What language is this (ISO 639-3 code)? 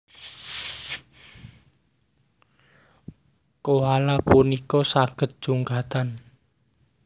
jav